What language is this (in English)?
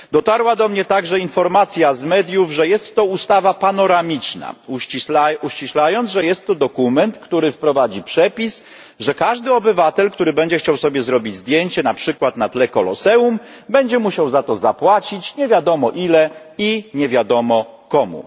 Polish